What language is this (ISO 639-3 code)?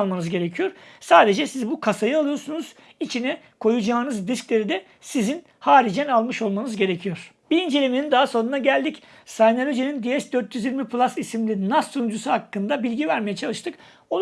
tur